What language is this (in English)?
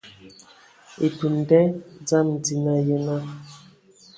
Ewondo